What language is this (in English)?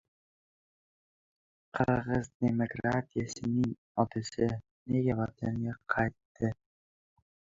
Uzbek